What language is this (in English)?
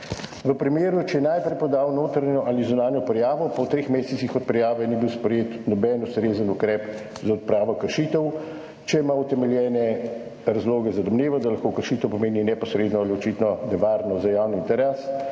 Slovenian